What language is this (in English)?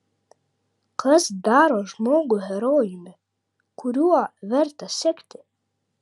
Lithuanian